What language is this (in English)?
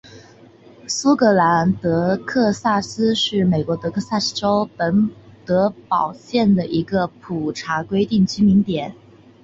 Chinese